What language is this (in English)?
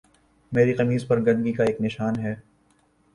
Urdu